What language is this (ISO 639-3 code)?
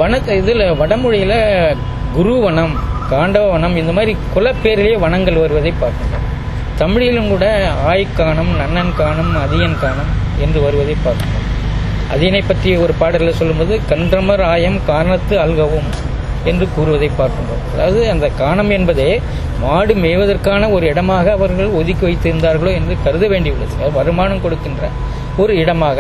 tam